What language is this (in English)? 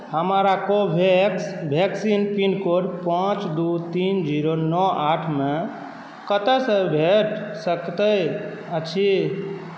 Maithili